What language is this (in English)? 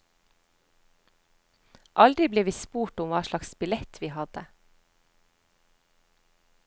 Norwegian